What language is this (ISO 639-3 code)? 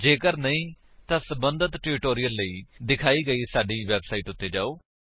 pan